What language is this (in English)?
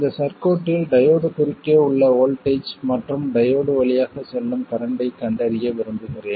Tamil